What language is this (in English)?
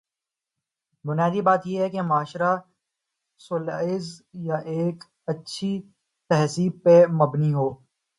Urdu